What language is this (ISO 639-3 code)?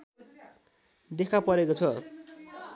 nep